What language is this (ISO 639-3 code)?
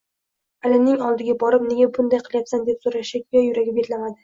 uzb